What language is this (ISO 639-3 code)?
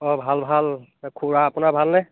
asm